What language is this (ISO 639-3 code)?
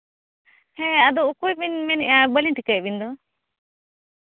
sat